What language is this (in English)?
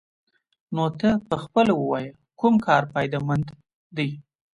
Pashto